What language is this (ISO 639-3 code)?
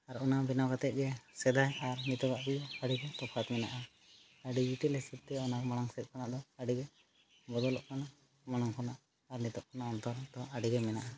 sat